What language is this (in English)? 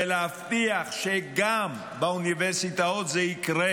Hebrew